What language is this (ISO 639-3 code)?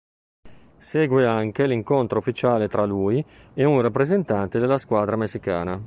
ita